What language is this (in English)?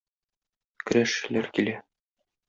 Tatar